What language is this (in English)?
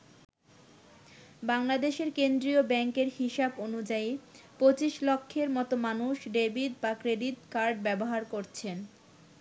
Bangla